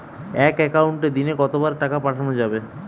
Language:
Bangla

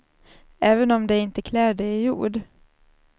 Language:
Swedish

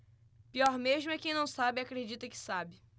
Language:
Portuguese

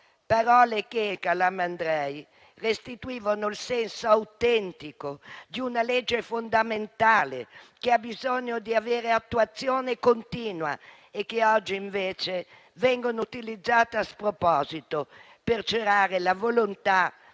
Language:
Italian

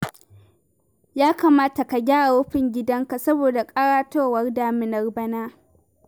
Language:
Hausa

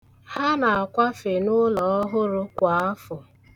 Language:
Igbo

